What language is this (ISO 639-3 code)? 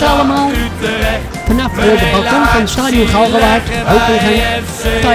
nld